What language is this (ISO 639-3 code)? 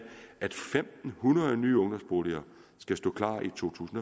dan